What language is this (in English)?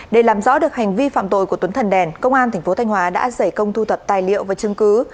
Vietnamese